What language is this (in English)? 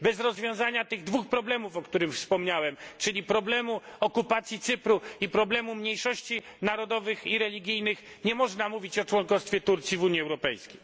Polish